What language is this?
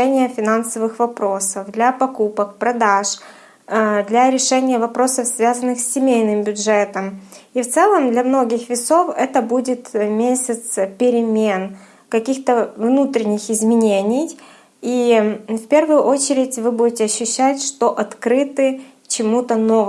Russian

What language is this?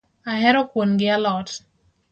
Luo (Kenya and Tanzania)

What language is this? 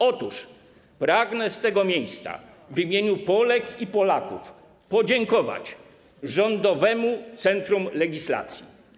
Polish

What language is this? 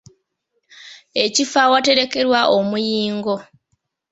Ganda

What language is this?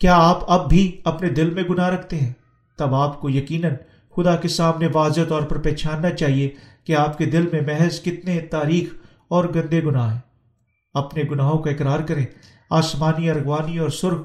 Urdu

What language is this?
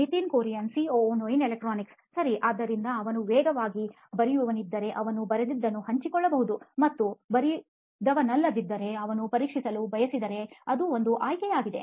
Kannada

